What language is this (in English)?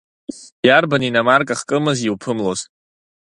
Abkhazian